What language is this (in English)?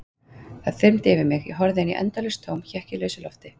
Icelandic